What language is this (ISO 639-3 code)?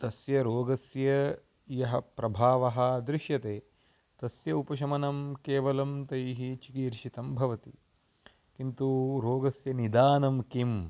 san